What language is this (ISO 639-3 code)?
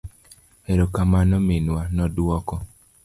luo